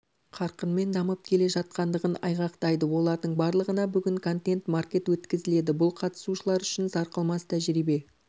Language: Kazakh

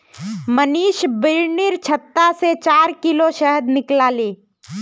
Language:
Magahi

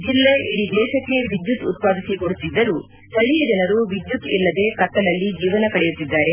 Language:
Kannada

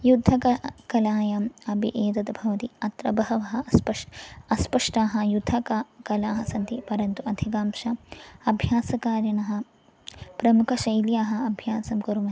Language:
Sanskrit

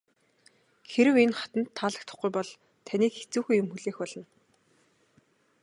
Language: Mongolian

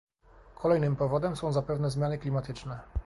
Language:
Polish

